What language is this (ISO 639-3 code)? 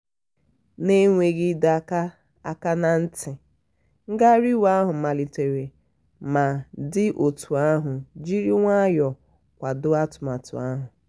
ibo